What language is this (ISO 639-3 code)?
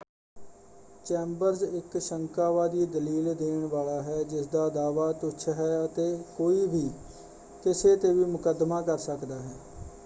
pan